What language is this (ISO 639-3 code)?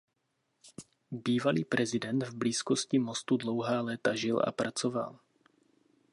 ces